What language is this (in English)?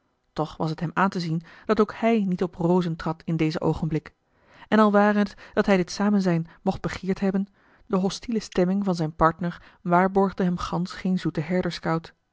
Dutch